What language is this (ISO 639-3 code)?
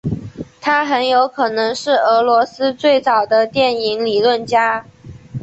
zho